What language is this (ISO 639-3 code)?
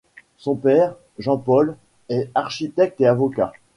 fra